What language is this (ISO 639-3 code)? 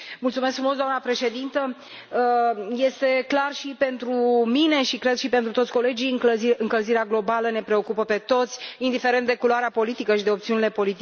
ron